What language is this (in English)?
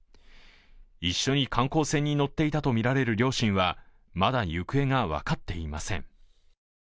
Japanese